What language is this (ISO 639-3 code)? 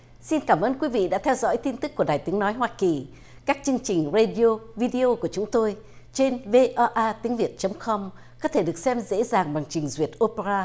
vie